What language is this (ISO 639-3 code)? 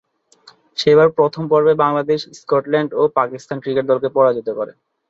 ben